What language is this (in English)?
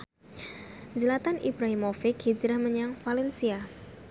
Javanese